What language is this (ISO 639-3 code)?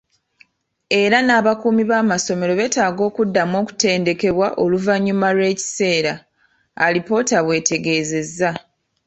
lug